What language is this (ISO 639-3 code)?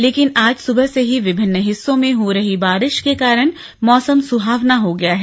hin